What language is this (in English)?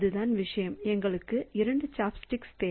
Tamil